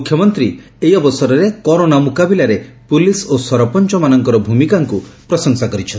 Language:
Odia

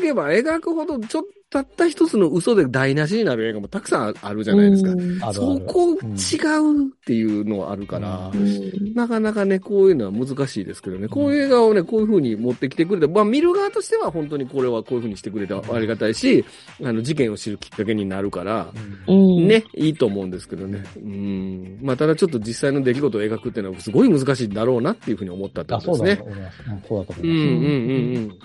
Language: Japanese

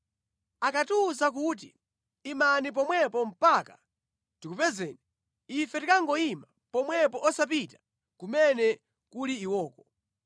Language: Nyanja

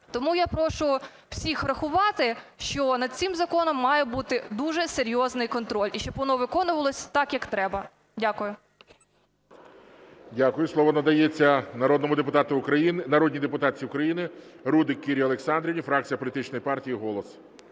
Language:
Ukrainian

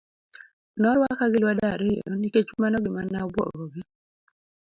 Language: Luo (Kenya and Tanzania)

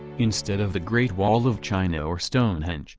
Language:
English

